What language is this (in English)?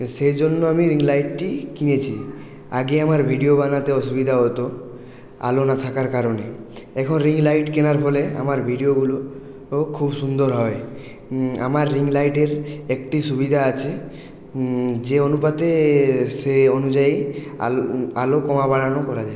Bangla